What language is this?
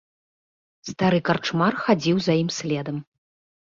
Belarusian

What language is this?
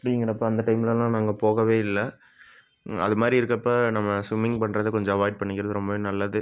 Tamil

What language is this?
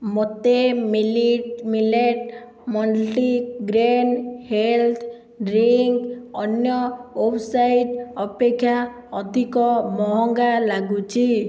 Odia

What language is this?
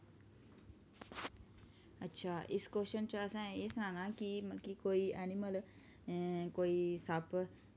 Dogri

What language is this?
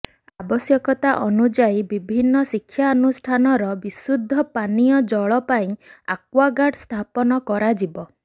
Odia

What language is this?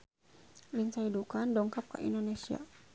Sundanese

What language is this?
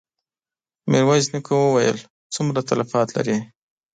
Pashto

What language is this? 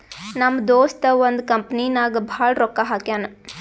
Kannada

